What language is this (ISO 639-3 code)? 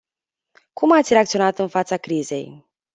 ron